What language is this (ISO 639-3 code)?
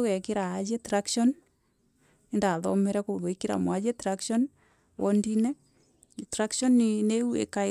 mer